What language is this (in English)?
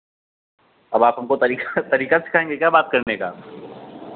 Hindi